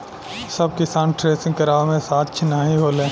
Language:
Bhojpuri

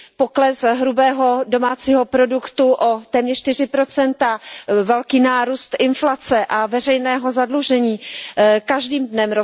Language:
Czech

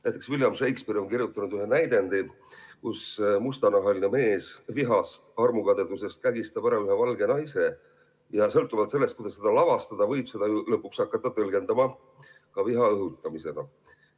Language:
Estonian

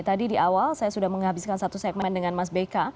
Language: Indonesian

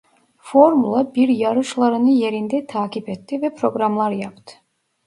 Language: Turkish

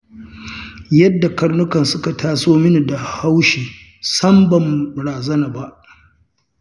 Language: Hausa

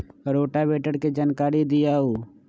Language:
Magahi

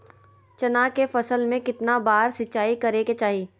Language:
Magahi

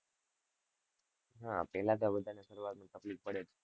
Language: Gujarati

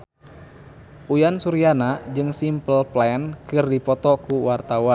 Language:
Sundanese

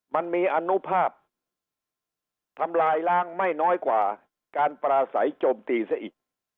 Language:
Thai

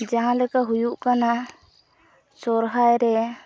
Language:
Santali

